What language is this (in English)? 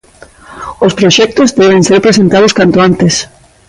Galician